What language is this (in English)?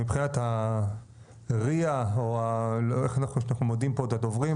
Hebrew